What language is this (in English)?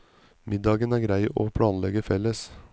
Norwegian